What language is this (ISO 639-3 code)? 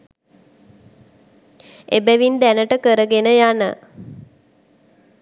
sin